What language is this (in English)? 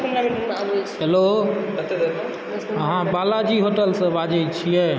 Maithili